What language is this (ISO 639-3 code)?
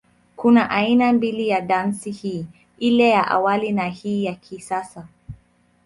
swa